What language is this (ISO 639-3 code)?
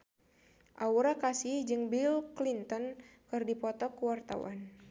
sun